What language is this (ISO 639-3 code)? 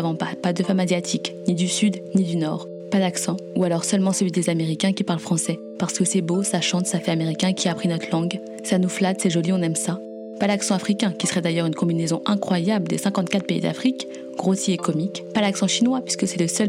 fra